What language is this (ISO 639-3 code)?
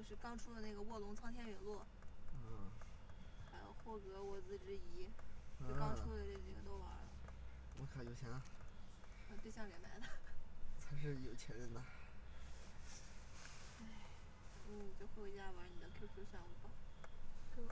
zho